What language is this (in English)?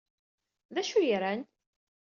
Kabyle